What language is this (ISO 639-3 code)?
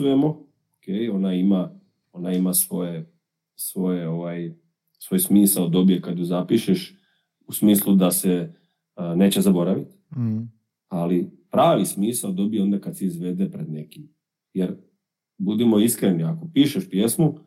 hrv